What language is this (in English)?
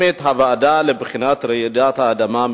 Hebrew